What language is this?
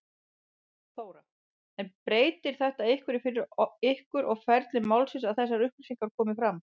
Icelandic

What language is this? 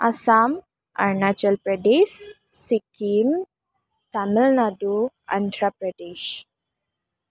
Assamese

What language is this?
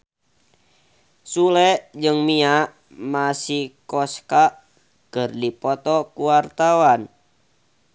Sundanese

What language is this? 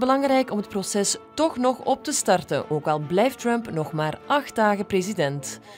Dutch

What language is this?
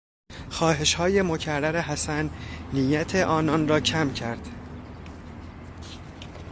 Persian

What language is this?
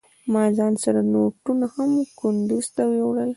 Pashto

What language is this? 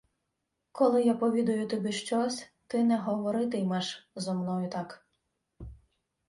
Ukrainian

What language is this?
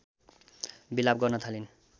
Nepali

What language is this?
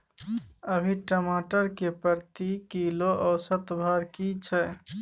Maithili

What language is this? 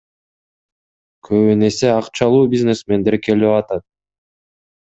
Kyrgyz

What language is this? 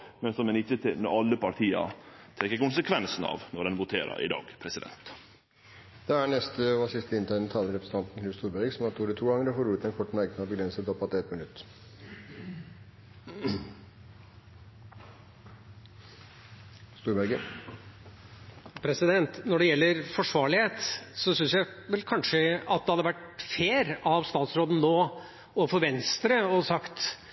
Norwegian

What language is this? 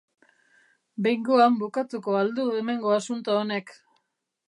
Basque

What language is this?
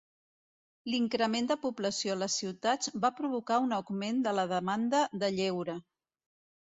Catalan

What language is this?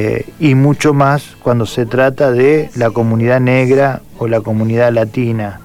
Spanish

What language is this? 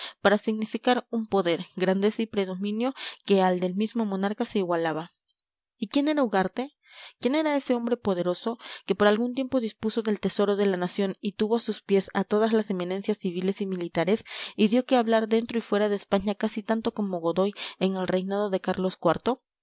Spanish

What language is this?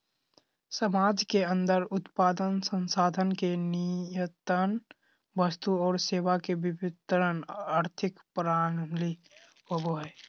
Magahi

